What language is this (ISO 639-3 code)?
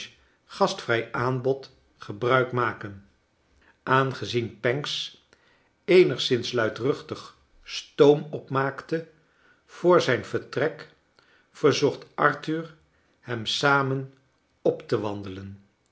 nld